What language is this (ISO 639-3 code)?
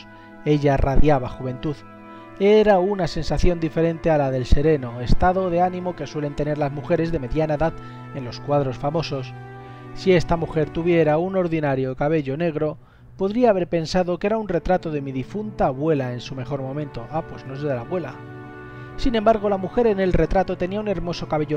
spa